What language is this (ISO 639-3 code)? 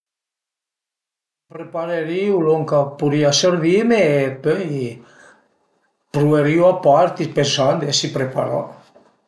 pms